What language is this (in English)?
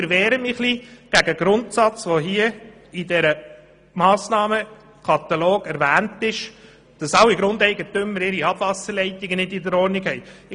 Swiss German